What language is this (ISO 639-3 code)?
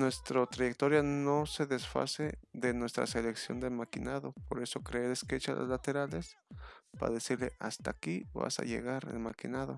spa